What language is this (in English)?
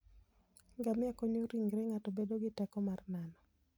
Luo (Kenya and Tanzania)